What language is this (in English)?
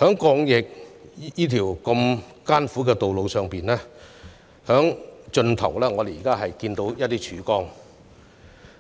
Cantonese